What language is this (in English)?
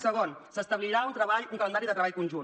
Catalan